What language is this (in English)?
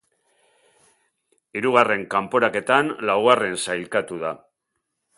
Basque